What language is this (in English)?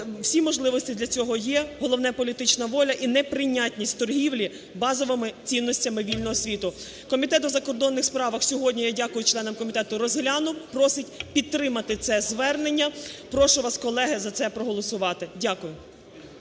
Ukrainian